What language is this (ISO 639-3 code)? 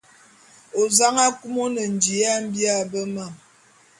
bum